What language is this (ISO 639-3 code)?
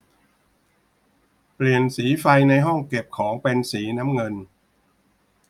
tha